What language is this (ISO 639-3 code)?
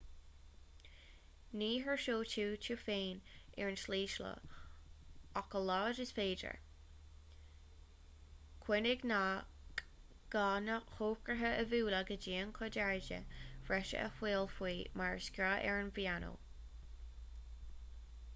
gle